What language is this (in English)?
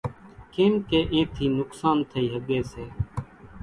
Kachi Koli